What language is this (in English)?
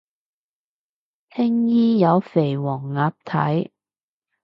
Cantonese